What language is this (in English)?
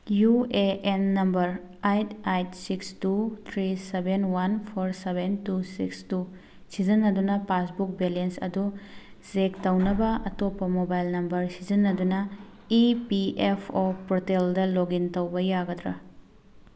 Manipuri